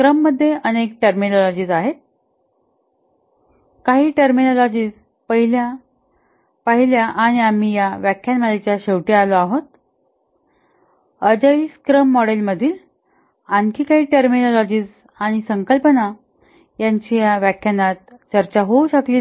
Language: Marathi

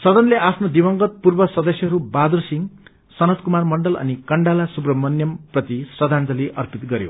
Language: Nepali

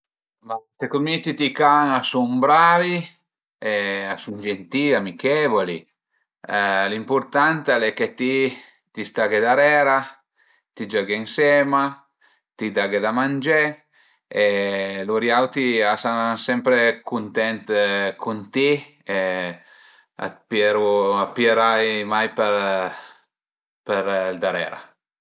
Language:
Piedmontese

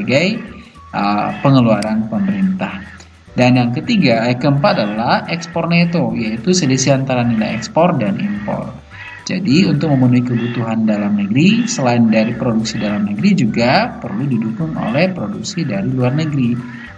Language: Indonesian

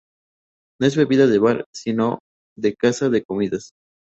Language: Spanish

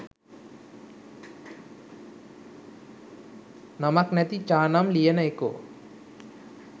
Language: Sinhala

